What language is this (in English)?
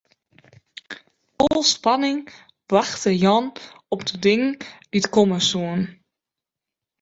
Western Frisian